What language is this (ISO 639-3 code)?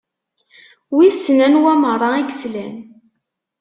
kab